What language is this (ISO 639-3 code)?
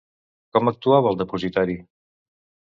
cat